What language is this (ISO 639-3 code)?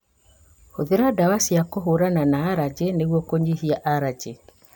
kik